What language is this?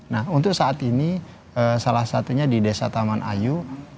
Indonesian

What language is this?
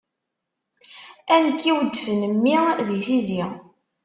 Kabyle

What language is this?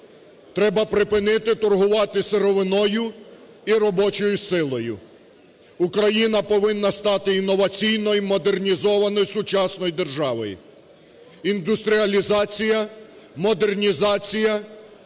Ukrainian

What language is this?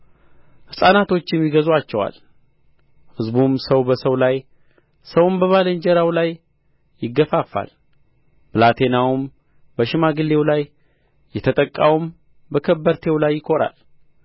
Amharic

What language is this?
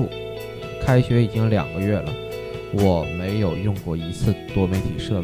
Chinese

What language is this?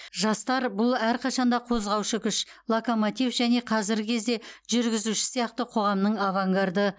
Kazakh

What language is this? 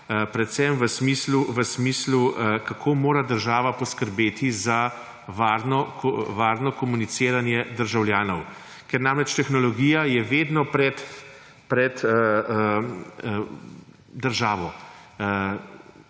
Slovenian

